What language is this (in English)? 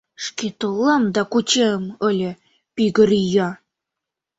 Mari